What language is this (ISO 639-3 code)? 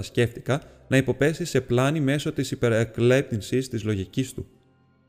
ell